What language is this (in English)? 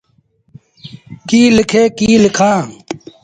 Sindhi Bhil